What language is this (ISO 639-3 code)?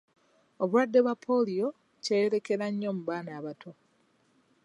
lug